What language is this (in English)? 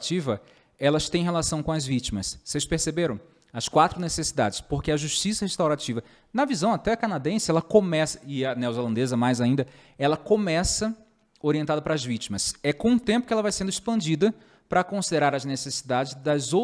Portuguese